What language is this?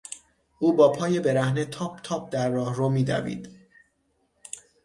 Persian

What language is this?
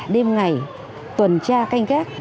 Vietnamese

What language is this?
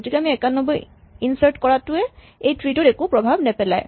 Assamese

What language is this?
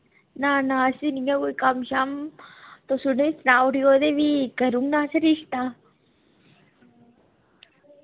Dogri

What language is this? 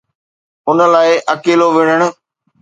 Sindhi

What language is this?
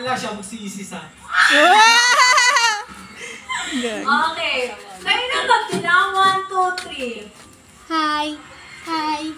Filipino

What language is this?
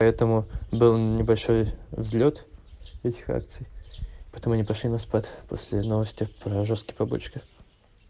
Russian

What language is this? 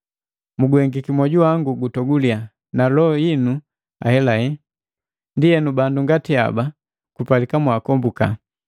Matengo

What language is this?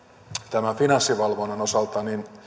Finnish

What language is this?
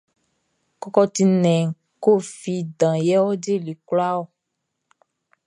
Baoulé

